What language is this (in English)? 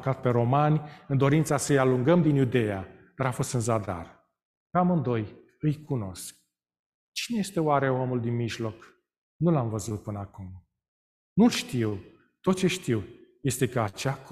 Romanian